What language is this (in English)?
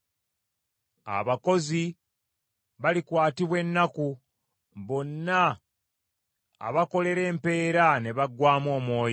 Ganda